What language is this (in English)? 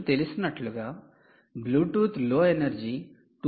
Telugu